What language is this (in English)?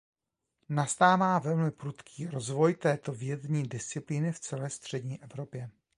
Czech